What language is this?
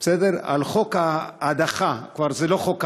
Hebrew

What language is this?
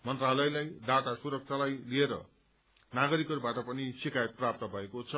Nepali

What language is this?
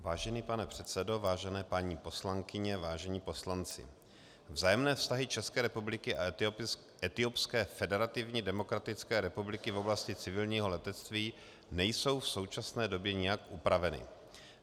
Czech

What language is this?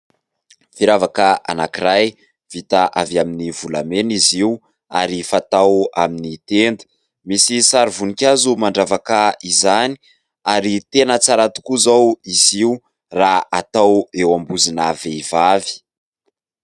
Malagasy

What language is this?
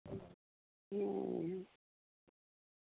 Santali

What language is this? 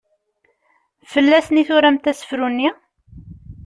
Kabyle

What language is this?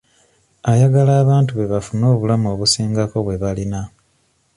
Ganda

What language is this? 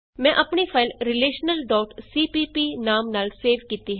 Punjabi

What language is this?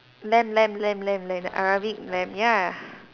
English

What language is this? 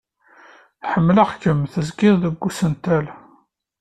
Kabyle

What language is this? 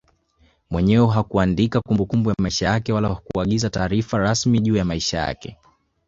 Swahili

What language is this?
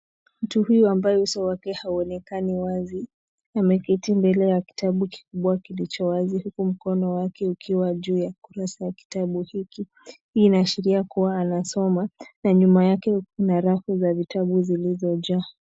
Swahili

